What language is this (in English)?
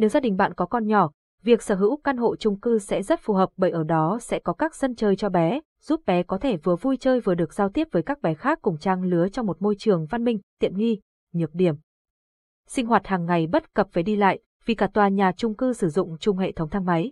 Vietnamese